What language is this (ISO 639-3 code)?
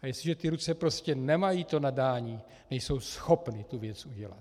ces